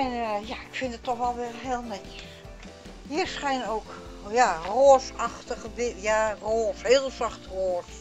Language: Dutch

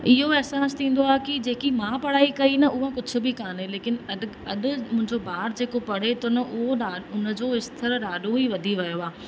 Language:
Sindhi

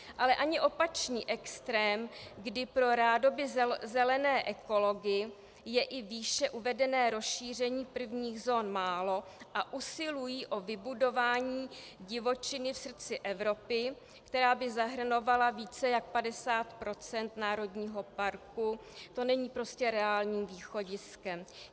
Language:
Czech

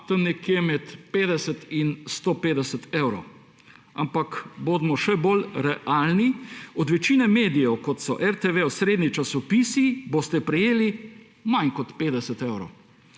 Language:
Slovenian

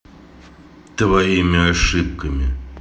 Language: Russian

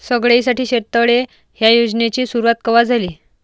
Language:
Marathi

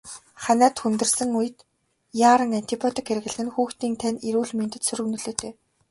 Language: Mongolian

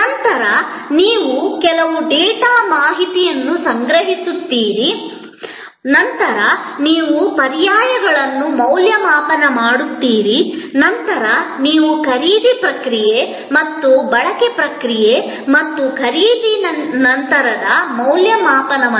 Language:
Kannada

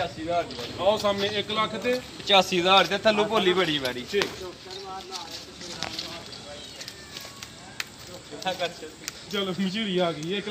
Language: Punjabi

